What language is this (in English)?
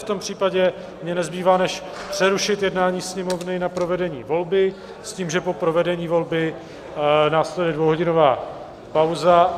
Czech